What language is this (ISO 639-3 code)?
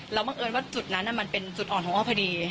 tha